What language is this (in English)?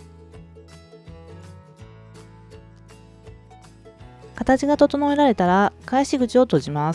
Japanese